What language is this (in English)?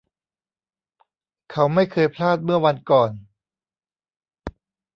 Thai